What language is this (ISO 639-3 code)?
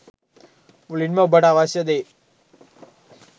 sin